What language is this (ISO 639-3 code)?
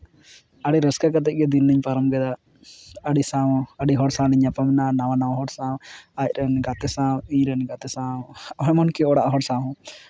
sat